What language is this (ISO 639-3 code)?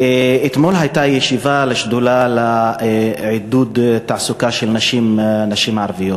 heb